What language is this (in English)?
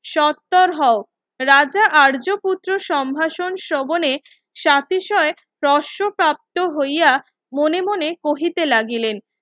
Bangla